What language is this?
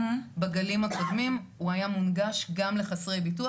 Hebrew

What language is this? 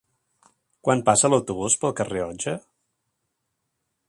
Catalan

